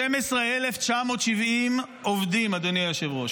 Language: Hebrew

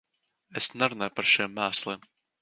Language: Latvian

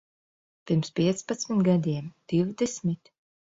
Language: Latvian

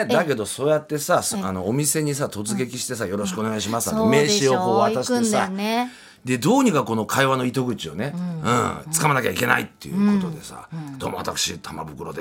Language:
Japanese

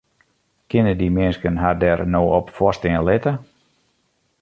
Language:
Western Frisian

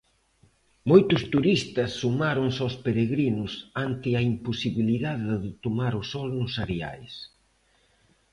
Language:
Galician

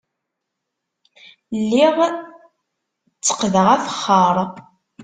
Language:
Kabyle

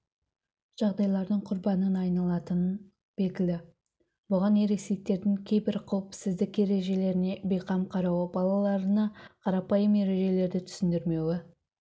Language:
Kazakh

